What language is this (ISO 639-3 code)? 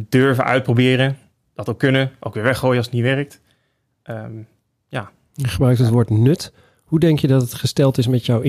nld